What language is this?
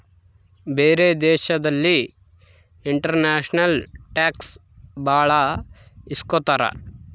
Kannada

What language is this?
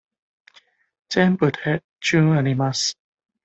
Japanese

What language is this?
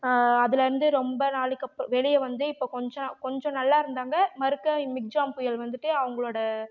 Tamil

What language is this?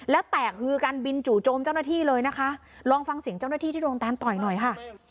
Thai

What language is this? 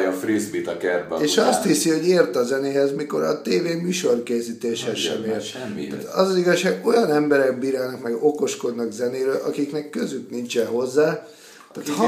Hungarian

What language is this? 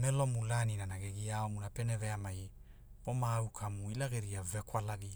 Hula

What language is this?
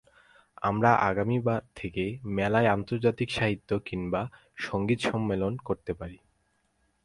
Bangla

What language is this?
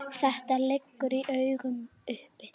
Icelandic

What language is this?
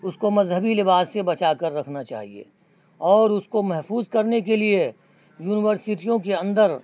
Urdu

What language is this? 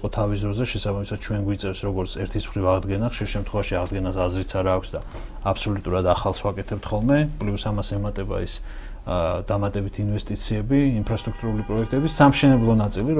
Persian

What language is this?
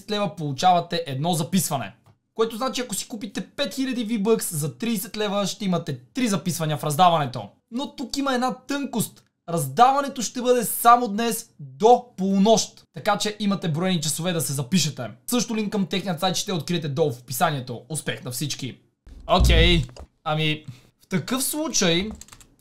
Bulgarian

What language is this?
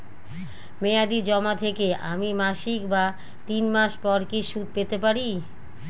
Bangla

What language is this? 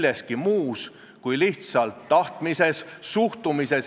Estonian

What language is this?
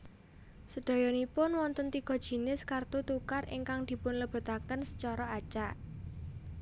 Javanese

